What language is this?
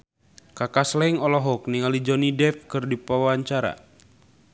Sundanese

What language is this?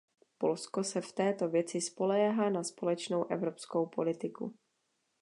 Czech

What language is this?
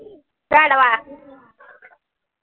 Marathi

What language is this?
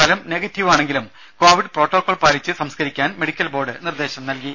Malayalam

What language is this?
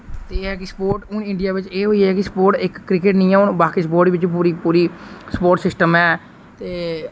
Dogri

